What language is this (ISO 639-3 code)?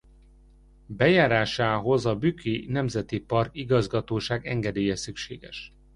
hun